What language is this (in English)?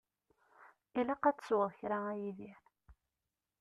Kabyle